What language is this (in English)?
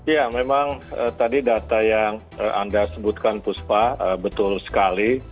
Indonesian